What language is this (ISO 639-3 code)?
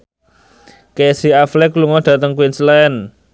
jav